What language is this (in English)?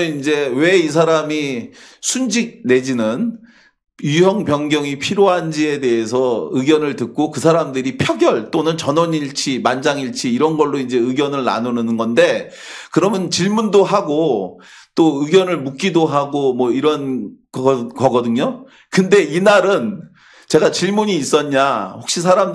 Korean